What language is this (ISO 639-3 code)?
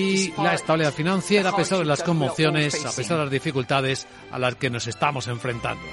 spa